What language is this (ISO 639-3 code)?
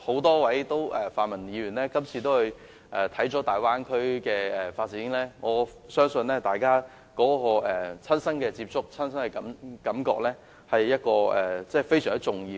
yue